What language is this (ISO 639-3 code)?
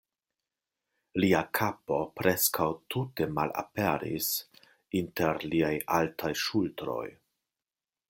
epo